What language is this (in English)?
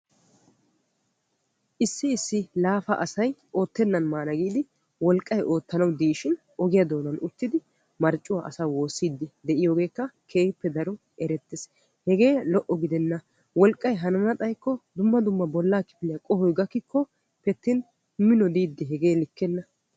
Wolaytta